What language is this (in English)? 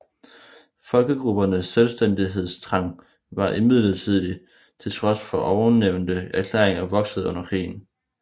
Danish